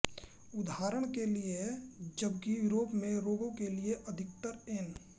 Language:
Hindi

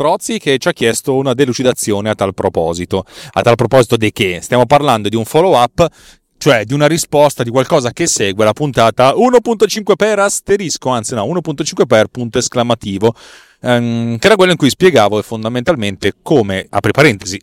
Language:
Italian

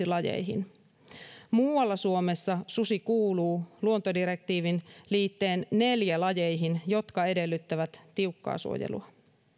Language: Finnish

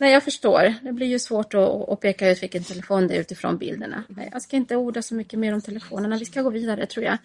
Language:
Swedish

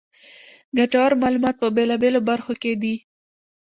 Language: Pashto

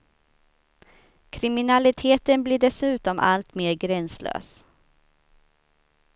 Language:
Swedish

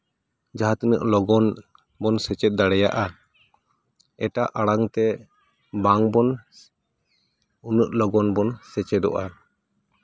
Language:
Santali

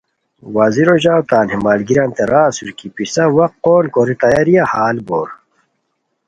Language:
Khowar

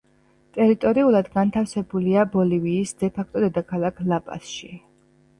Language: Georgian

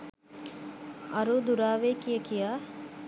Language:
Sinhala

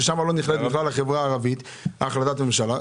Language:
Hebrew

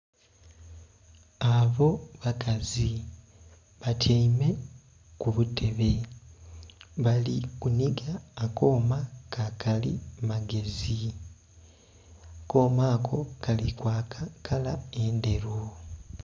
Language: Soga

